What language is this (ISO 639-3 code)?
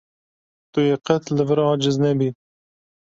kur